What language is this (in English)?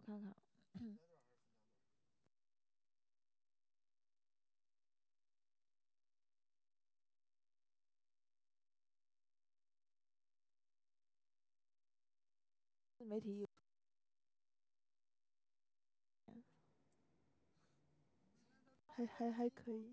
Chinese